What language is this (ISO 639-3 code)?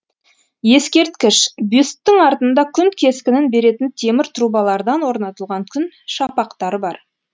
kaz